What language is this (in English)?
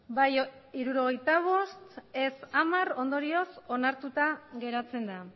Basque